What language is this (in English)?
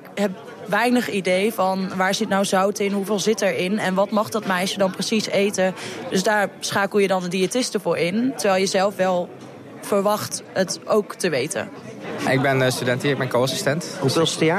Dutch